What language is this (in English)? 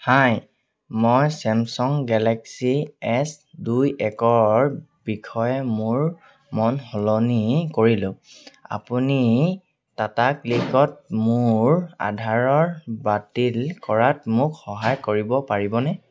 Assamese